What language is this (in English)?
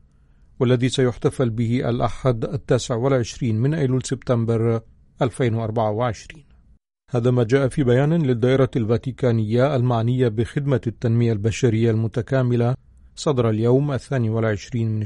Arabic